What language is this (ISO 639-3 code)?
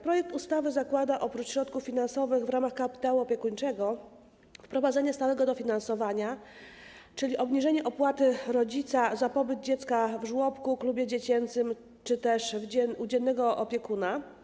pol